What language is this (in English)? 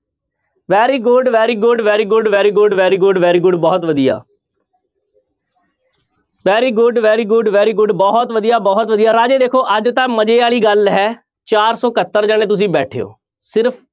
Punjabi